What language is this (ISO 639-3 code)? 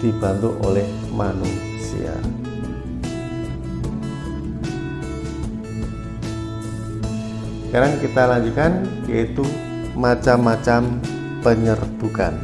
ind